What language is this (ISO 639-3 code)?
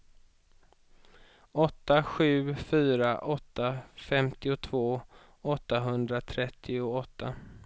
swe